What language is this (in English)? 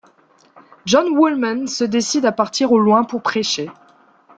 French